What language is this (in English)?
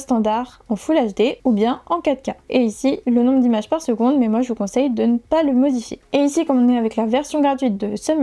French